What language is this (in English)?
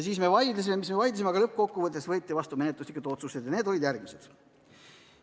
Estonian